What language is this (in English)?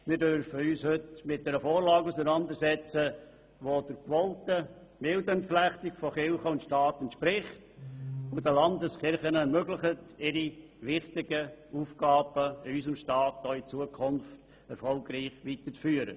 Swiss German